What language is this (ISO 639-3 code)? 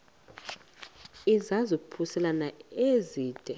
xho